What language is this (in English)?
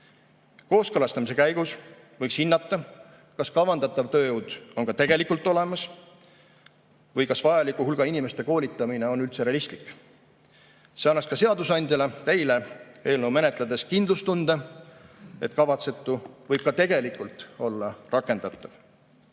Estonian